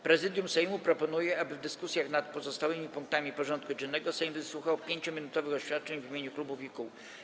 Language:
Polish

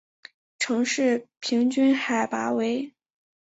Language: Chinese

